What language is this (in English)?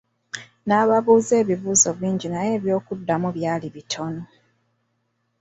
Ganda